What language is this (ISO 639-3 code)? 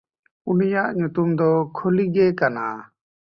sat